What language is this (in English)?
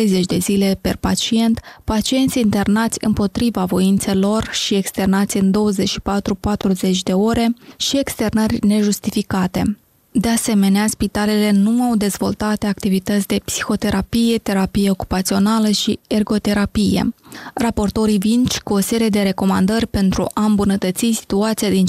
Romanian